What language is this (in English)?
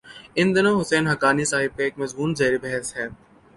Urdu